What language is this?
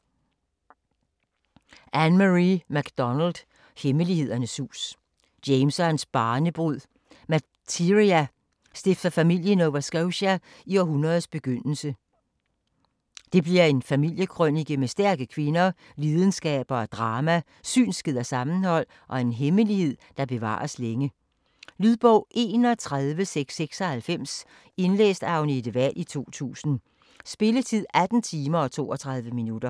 Danish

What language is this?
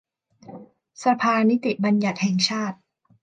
Thai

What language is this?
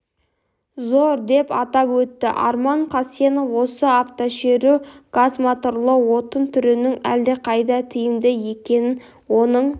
Kazakh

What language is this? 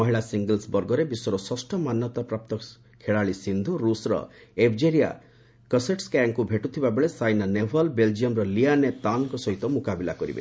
Odia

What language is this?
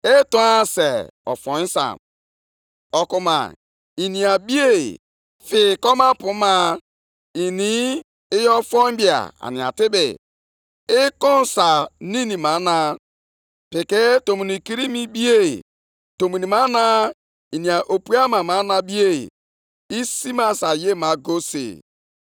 Igbo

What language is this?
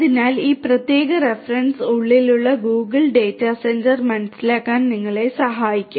Malayalam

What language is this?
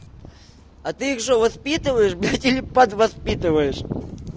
Russian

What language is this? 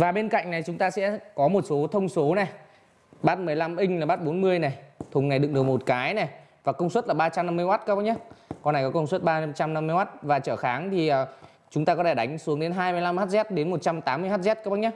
Vietnamese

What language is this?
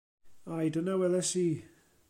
Welsh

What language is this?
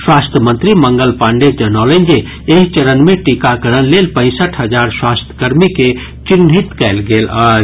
Maithili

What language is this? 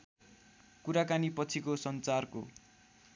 Nepali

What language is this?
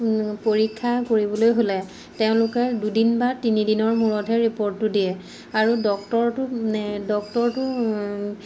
Assamese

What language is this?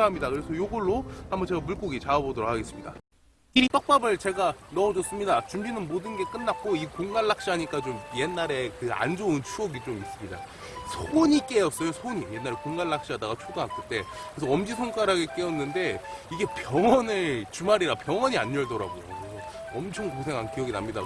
Korean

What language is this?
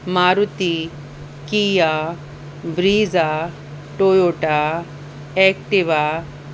Sindhi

